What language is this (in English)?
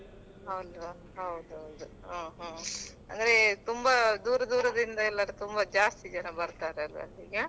Kannada